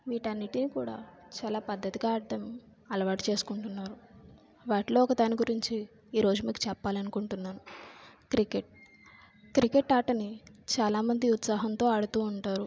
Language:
Telugu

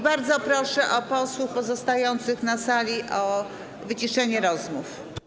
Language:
Polish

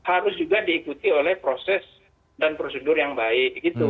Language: Indonesian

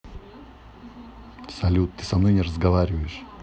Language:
Russian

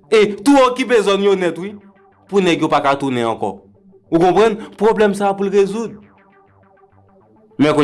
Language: French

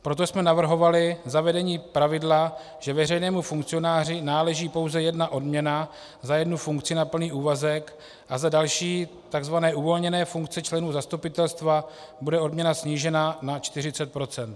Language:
Czech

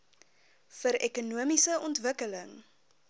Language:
Afrikaans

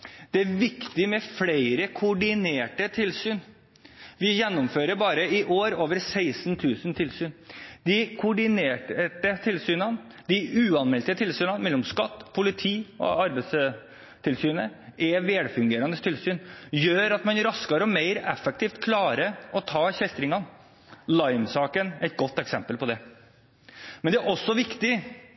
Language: Norwegian Bokmål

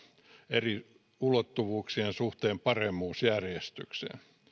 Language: Finnish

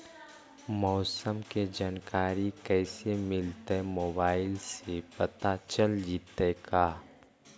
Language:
Magahi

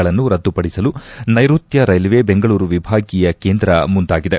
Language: Kannada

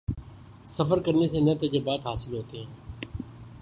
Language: Urdu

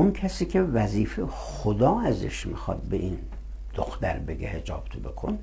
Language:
Persian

